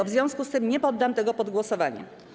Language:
Polish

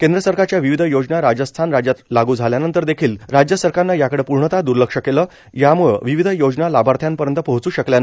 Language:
Marathi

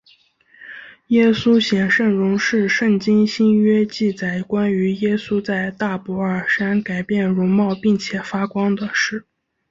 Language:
Chinese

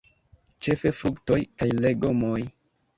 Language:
Esperanto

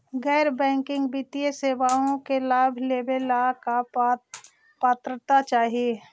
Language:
Magahi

